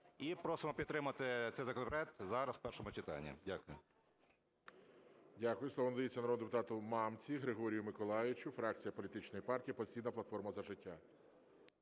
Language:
Ukrainian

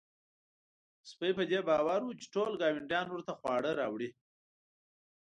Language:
Pashto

